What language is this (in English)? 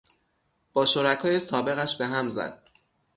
Persian